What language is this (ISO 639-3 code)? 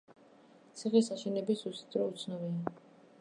kat